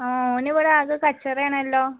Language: Malayalam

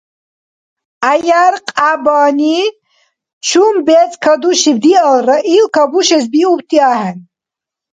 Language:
Dargwa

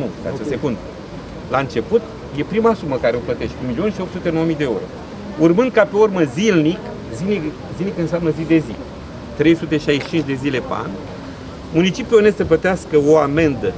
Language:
Romanian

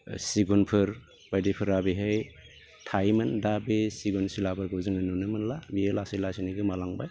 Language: Bodo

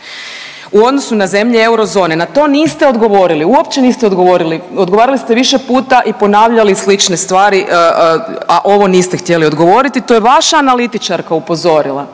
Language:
Croatian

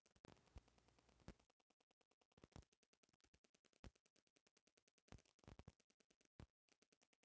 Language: Bhojpuri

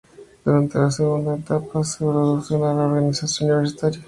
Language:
Spanish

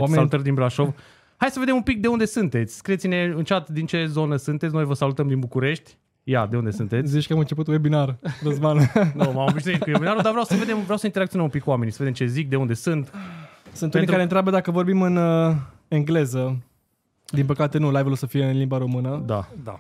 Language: Romanian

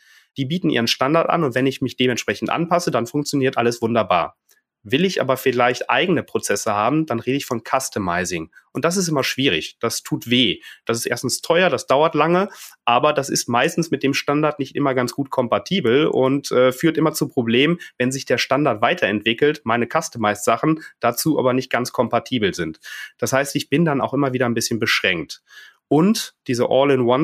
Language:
German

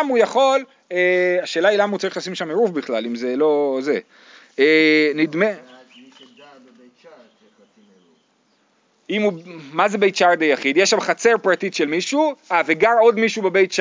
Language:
Hebrew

